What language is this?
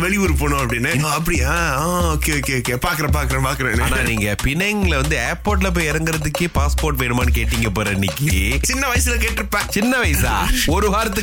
Tamil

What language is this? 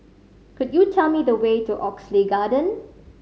English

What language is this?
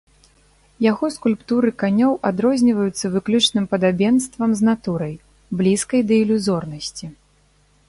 Belarusian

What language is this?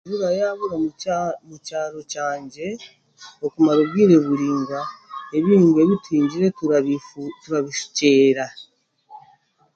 Chiga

